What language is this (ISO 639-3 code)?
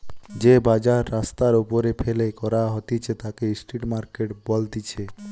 ben